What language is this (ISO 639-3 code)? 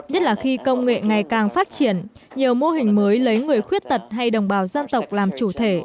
vie